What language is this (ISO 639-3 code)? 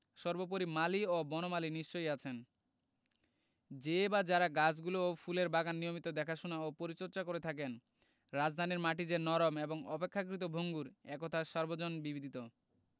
ben